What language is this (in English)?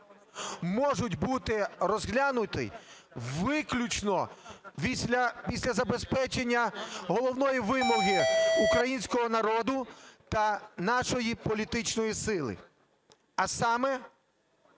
Ukrainian